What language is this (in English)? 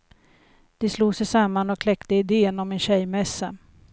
Swedish